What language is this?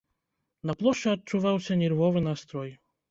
Belarusian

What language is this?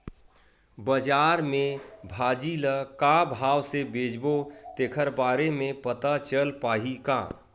Chhattisgarhi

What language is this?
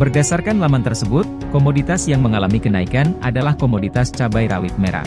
Indonesian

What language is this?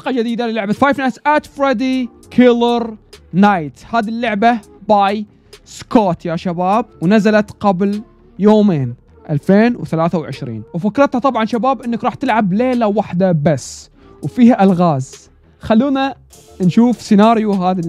Arabic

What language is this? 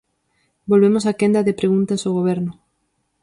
Galician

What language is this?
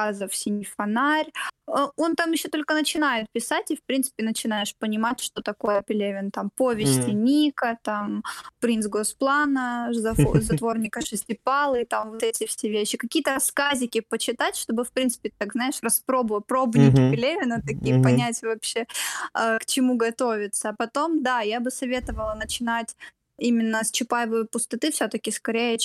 Russian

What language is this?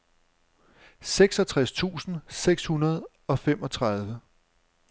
Danish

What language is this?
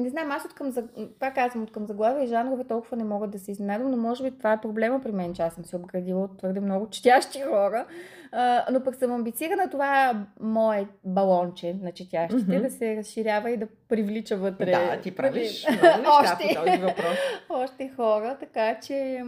Bulgarian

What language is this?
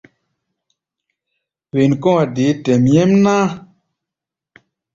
Gbaya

